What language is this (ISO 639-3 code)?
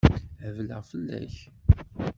kab